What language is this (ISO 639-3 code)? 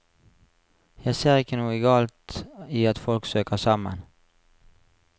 nor